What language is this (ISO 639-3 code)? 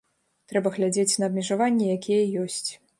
bel